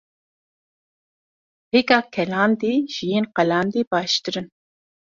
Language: Kurdish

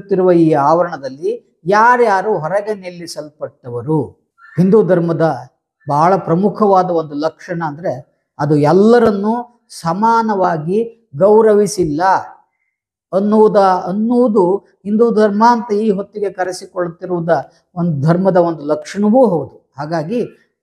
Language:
Kannada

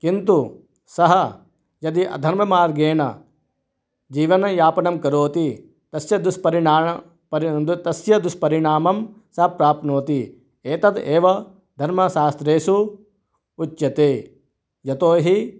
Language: Sanskrit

